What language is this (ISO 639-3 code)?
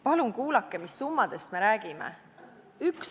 est